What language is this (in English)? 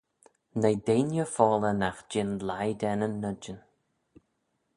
Manx